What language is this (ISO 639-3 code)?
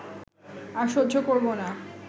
ben